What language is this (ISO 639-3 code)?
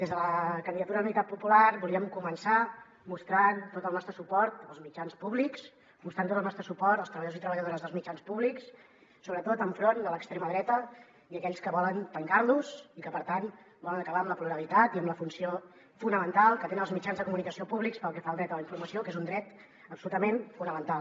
cat